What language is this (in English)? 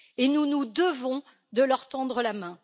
French